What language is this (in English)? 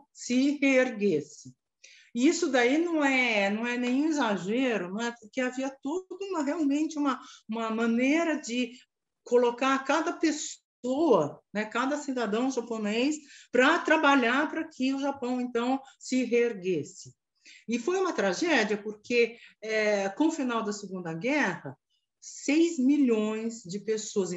Portuguese